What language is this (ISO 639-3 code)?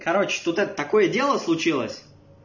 rus